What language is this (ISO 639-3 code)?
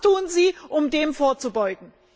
deu